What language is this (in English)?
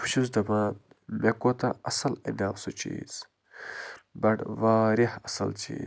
Kashmiri